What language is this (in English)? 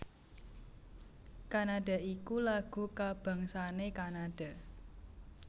Javanese